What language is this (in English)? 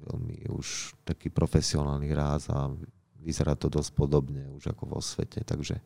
Slovak